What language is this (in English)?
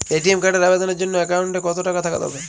Bangla